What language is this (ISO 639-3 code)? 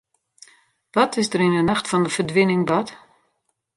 fry